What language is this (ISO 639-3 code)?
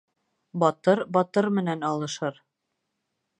bak